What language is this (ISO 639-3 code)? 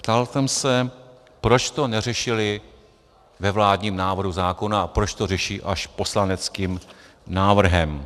ces